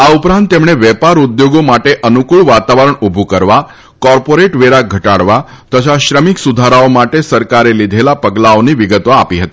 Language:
Gujarati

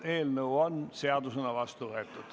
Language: Estonian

